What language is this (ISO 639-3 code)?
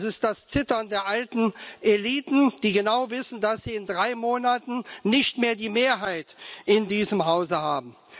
deu